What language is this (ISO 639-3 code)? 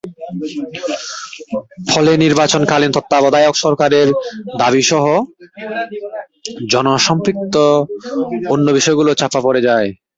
ben